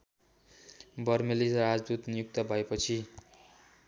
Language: Nepali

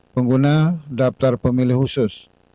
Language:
Indonesian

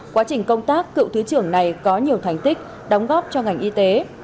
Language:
Vietnamese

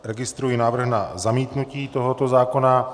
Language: Czech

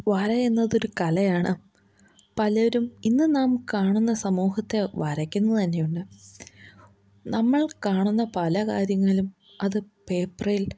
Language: Malayalam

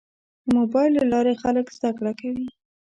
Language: Pashto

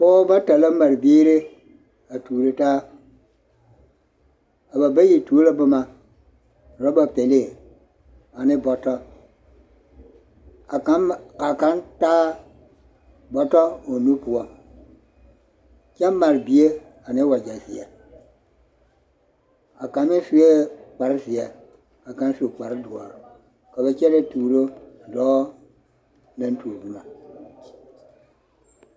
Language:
Southern Dagaare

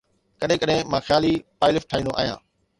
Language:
Sindhi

